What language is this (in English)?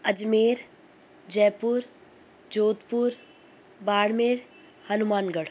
Sindhi